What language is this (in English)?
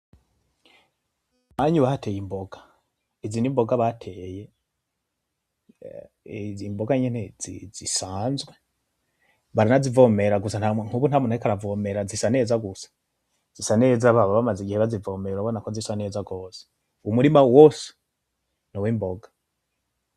Rundi